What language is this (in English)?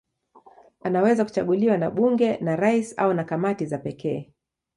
Swahili